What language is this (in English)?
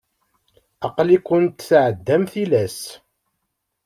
Kabyle